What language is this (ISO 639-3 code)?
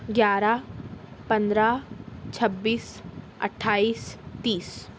urd